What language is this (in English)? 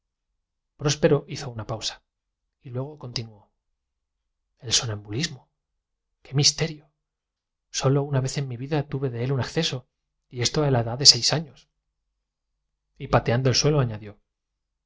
Spanish